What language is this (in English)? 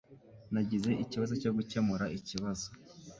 Kinyarwanda